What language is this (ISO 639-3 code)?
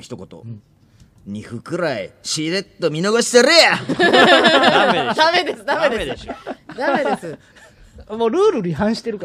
jpn